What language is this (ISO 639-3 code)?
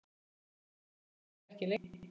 isl